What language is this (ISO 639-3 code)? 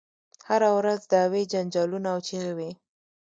pus